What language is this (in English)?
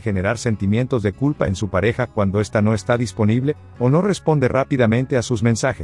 Spanish